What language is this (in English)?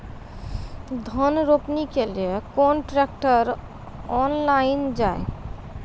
Maithili